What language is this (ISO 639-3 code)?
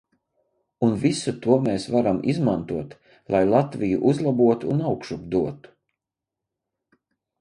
lav